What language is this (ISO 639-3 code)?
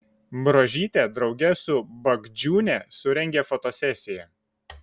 lit